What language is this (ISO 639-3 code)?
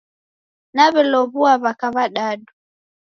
dav